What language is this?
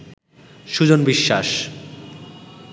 Bangla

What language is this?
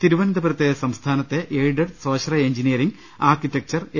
Malayalam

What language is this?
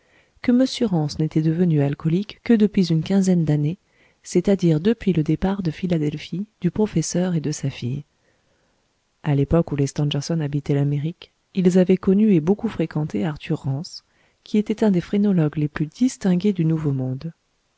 French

